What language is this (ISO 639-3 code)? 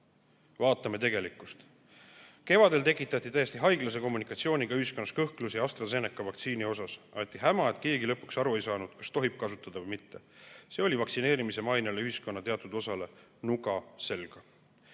est